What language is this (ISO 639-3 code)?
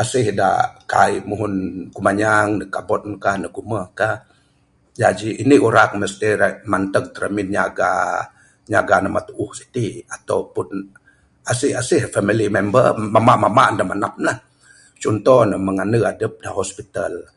sdo